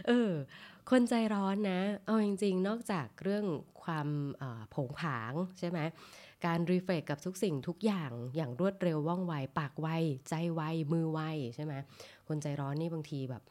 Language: Thai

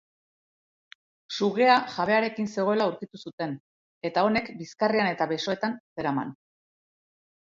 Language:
Basque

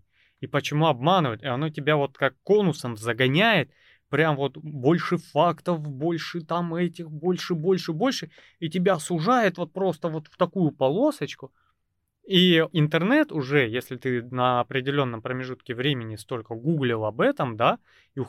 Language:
Russian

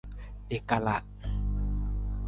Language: Nawdm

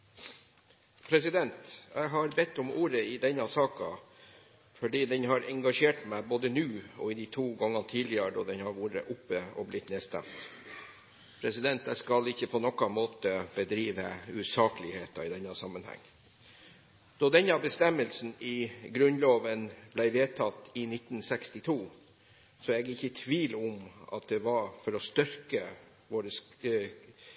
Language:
Norwegian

